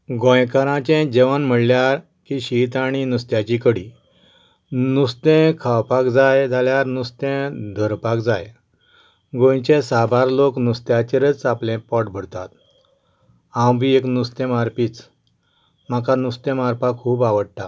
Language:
Konkani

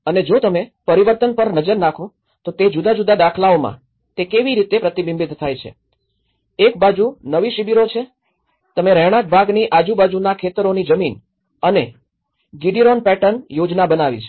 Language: Gujarati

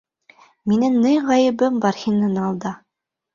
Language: Bashkir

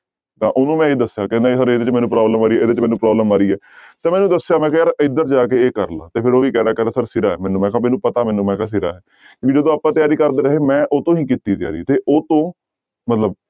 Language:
Punjabi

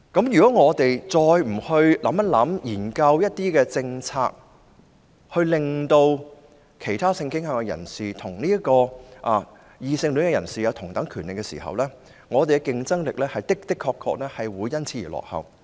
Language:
Cantonese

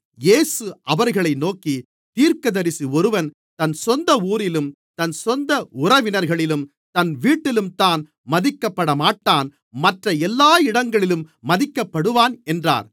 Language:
Tamil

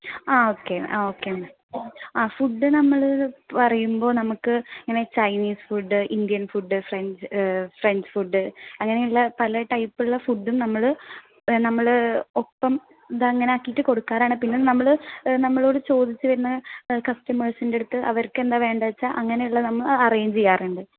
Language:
Malayalam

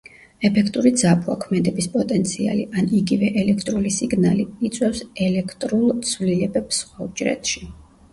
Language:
Georgian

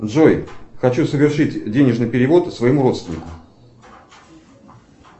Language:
Russian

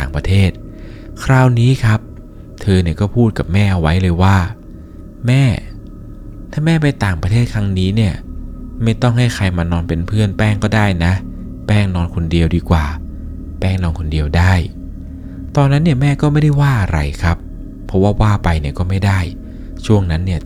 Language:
Thai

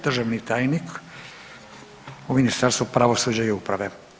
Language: Croatian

